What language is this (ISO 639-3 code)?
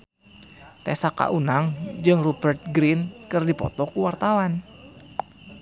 sun